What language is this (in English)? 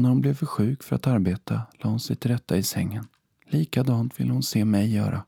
Swedish